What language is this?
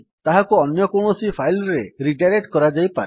Odia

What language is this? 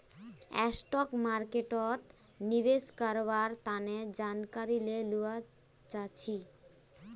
Magahi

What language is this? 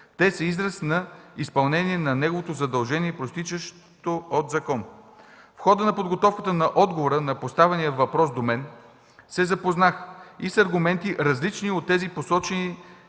Bulgarian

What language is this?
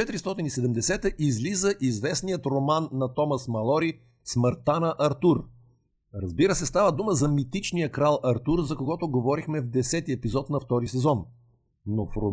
Bulgarian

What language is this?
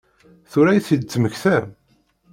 Kabyle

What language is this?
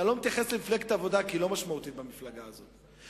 Hebrew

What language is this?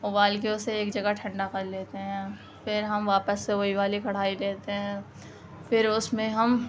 Urdu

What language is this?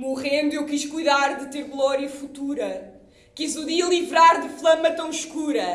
Portuguese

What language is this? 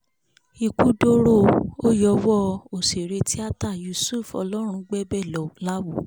Yoruba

